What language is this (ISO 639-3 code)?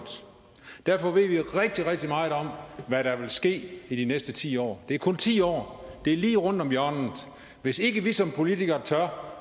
dan